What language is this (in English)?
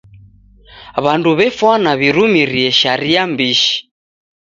Taita